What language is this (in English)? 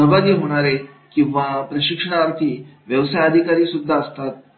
Marathi